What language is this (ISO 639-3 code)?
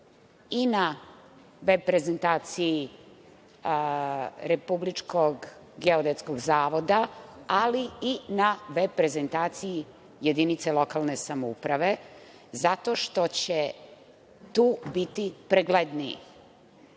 srp